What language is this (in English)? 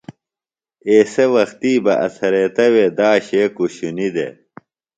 Phalura